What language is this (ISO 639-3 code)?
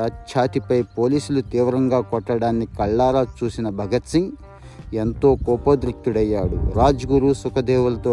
tel